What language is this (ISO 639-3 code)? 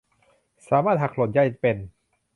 tha